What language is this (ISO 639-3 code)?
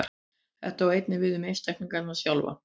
isl